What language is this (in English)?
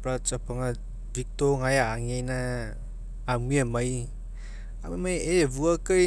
Mekeo